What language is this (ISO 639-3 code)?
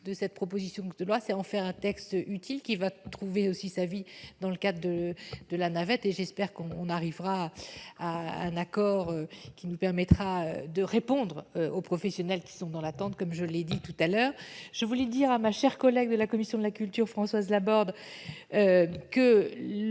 fra